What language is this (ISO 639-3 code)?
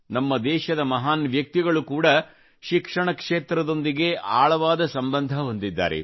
kan